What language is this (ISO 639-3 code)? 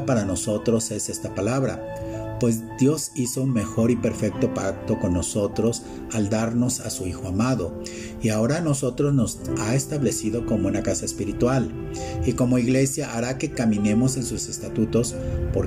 spa